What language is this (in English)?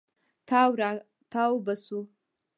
Pashto